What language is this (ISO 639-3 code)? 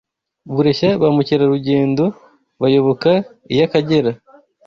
kin